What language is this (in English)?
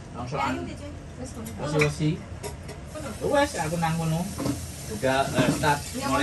Indonesian